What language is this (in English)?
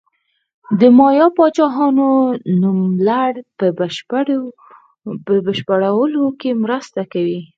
Pashto